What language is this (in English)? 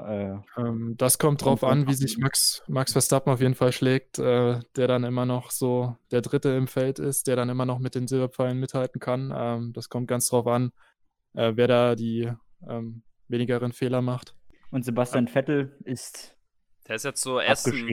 German